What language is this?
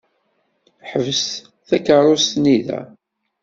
Kabyle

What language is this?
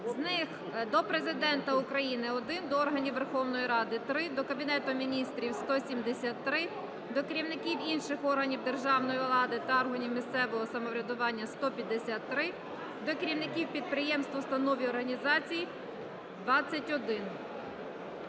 Ukrainian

